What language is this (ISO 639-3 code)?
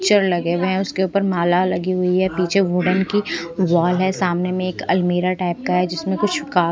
hin